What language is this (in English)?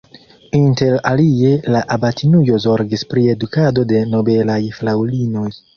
Esperanto